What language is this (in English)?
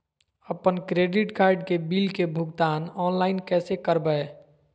Magahi